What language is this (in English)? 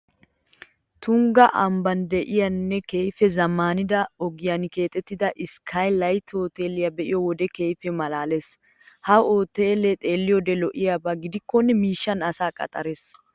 Wolaytta